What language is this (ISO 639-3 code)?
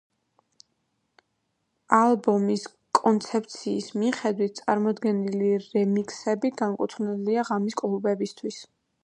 kat